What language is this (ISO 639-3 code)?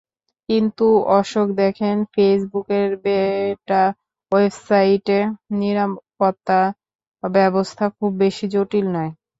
ben